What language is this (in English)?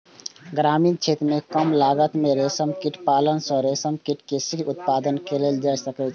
Maithili